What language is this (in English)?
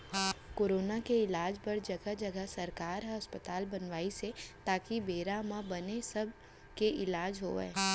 Chhattisgarhi